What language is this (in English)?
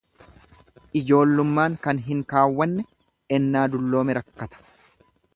Oromo